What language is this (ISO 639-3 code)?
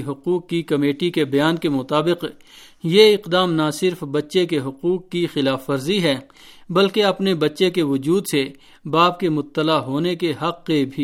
urd